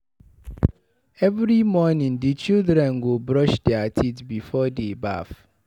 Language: Nigerian Pidgin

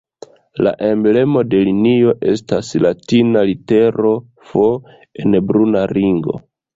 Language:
Esperanto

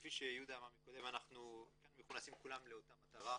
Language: Hebrew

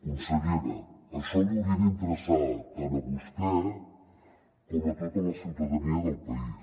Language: Catalan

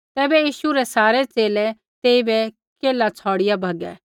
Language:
Kullu Pahari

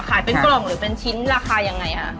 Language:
Thai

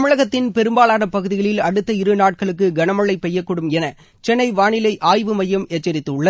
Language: Tamil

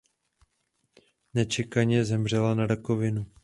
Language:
Czech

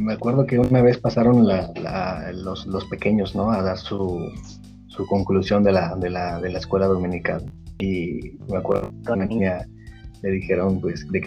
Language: Spanish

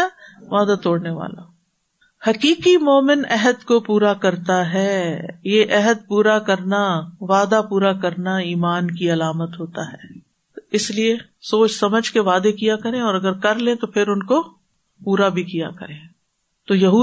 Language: Urdu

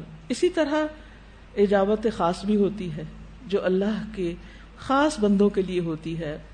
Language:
Urdu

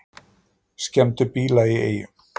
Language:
Icelandic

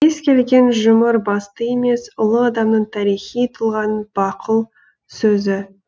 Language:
Kazakh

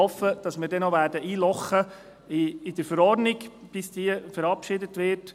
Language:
Swiss German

